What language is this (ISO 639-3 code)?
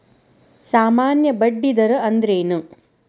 kan